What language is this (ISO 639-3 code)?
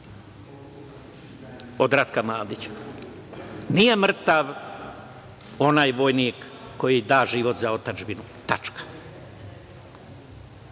srp